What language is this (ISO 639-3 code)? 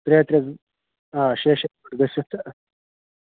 kas